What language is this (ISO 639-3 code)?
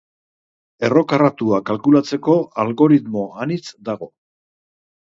eus